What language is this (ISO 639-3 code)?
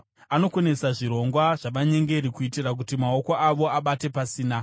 sna